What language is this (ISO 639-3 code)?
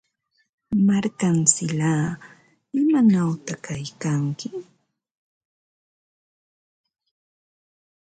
qva